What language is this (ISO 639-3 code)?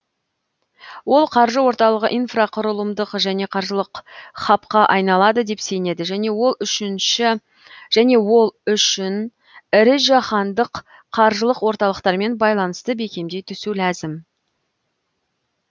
kaz